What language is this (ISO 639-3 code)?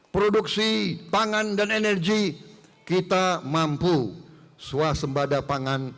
ind